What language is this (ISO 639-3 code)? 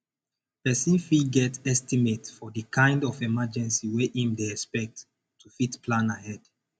pcm